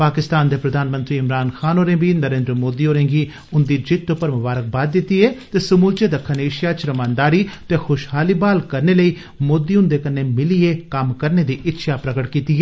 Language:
Dogri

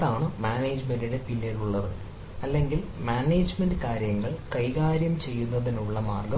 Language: Malayalam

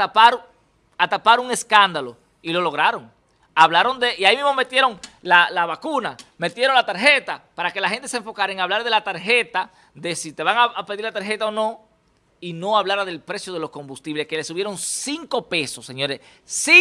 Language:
Spanish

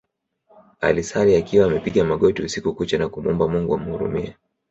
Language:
Swahili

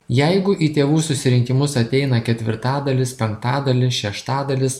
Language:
Lithuanian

